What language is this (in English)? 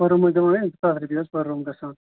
Kashmiri